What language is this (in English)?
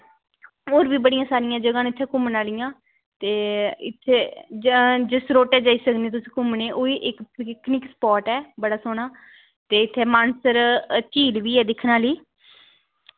Dogri